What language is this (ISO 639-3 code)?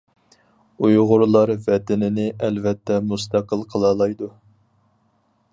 uig